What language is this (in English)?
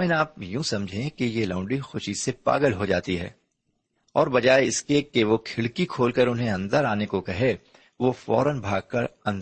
Urdu